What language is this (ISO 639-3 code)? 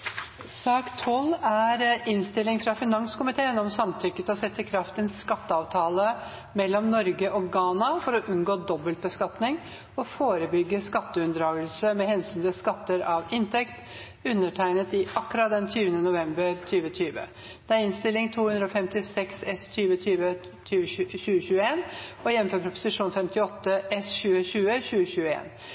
nob